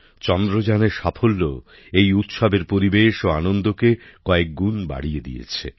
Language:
Bangla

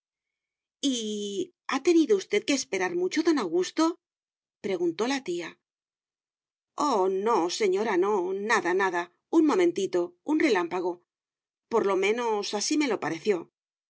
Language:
Spanish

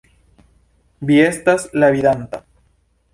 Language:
Esperanto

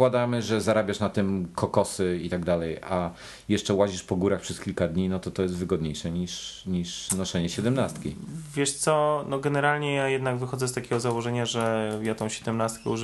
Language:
Polish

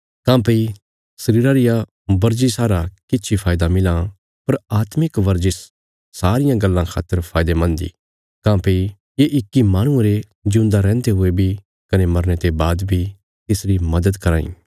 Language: Bilaspuri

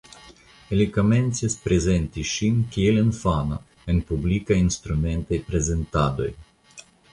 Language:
Esperanto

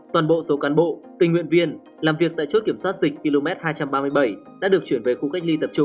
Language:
Vietnamese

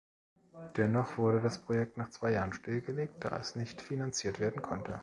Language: German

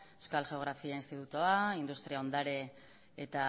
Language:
Basque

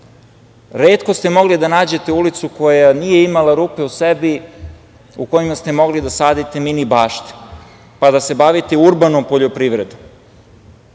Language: Serbian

